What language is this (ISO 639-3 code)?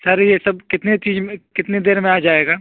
urd